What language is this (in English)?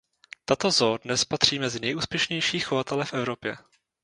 Czech